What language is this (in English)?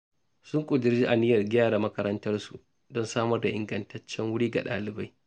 Hausa